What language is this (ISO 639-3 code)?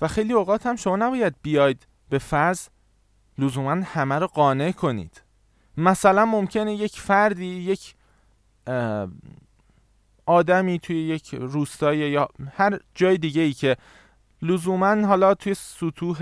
fas